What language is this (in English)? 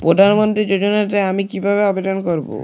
Bangla